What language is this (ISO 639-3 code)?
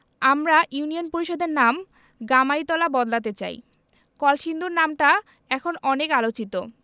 ben